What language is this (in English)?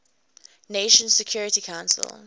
English